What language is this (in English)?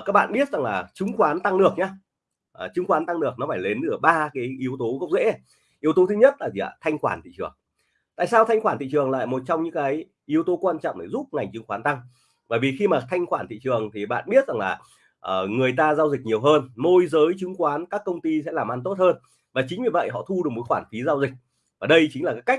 Vietnamese